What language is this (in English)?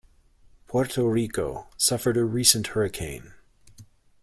English